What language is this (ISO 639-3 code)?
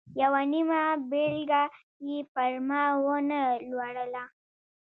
pus